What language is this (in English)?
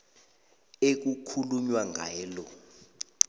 South Ndebele